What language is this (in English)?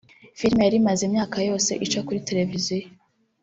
Kinyarwanda